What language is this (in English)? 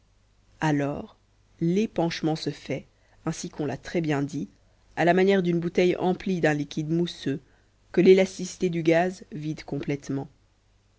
French